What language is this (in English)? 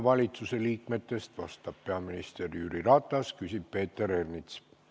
Estonian